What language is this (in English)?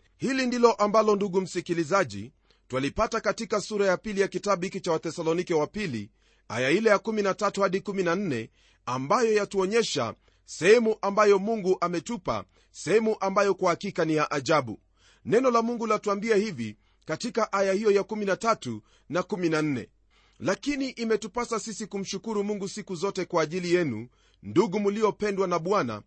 Swahili